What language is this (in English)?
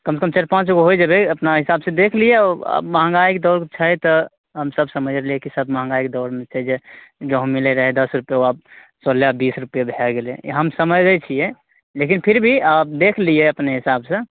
Maithili